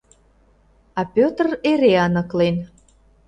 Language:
Mari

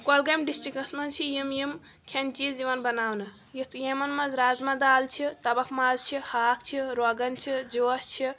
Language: Kashmiri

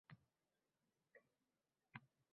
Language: Uzbek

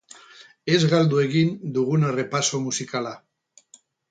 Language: Basque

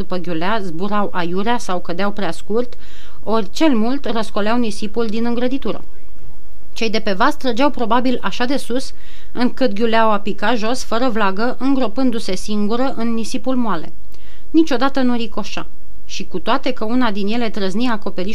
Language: Romanian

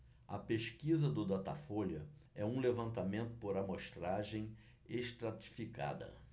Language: Portuguese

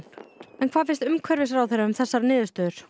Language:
Icelandic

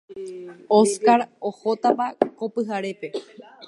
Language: Guarani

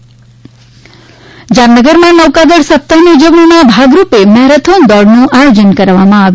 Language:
Gujarati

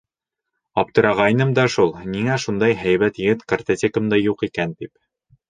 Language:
Bashkir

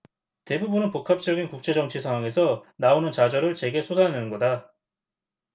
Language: Korean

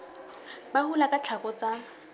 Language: Southern Sotho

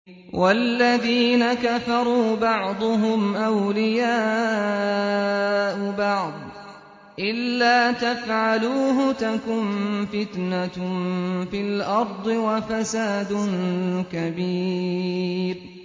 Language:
Arabic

